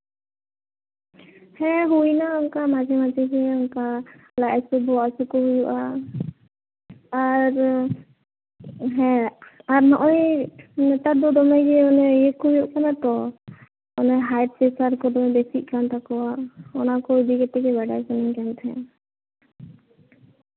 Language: Santali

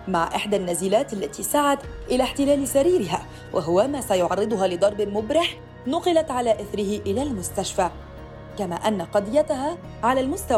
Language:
Arabic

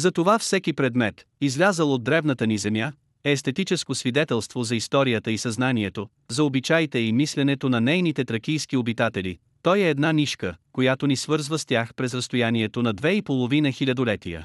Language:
Bulgarian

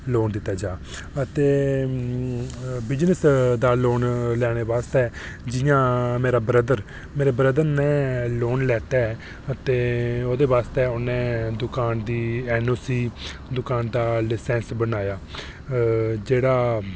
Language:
Dogri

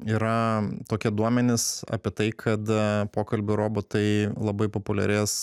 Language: Lithuanian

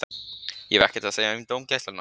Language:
Icelandic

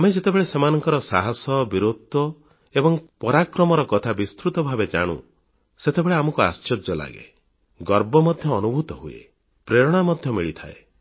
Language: Odia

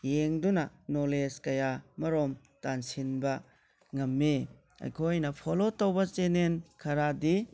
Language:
Manipuri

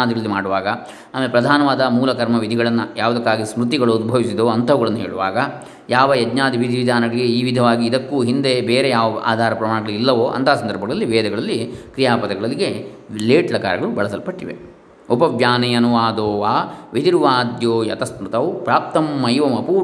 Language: Kannada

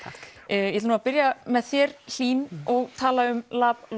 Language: Icelandic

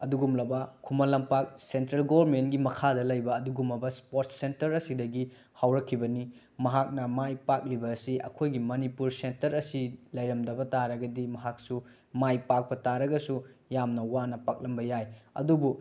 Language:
Manipuri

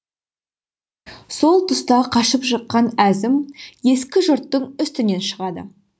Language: Kazakh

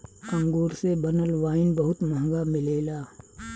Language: Bhojpuri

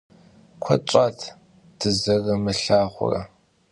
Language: Kabardian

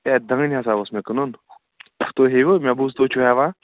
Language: Kashmiri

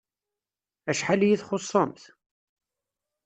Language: Kabyle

